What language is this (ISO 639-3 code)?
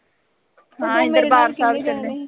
pan